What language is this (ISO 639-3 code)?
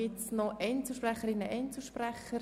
gsw